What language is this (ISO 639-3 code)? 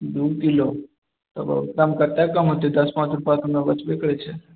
mai